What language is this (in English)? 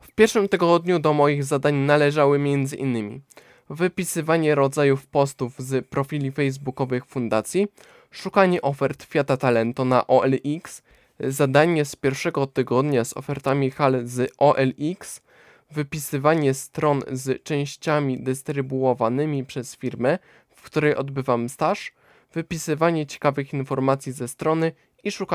Polish